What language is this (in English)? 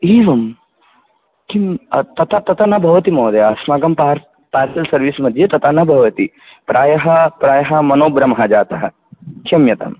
Sanskrit